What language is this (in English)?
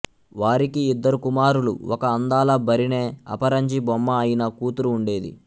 Telugu